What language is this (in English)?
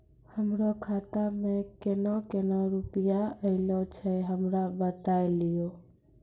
Maithili